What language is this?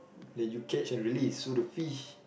English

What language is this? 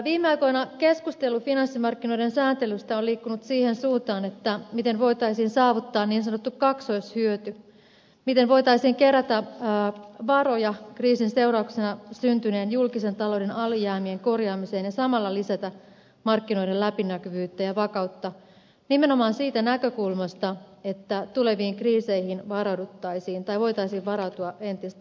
Finnish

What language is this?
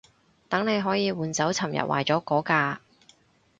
Cantonese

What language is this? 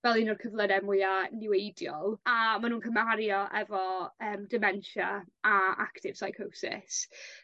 Welsh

